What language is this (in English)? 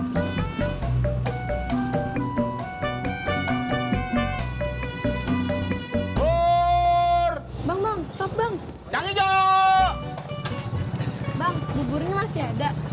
Indonesian